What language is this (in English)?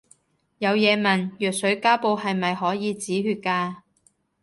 Cantonese